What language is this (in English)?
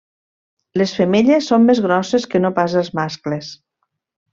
Catalan